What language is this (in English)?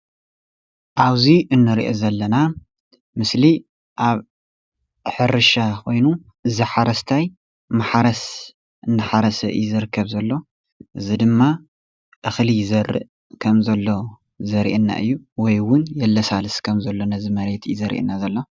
Tigrinya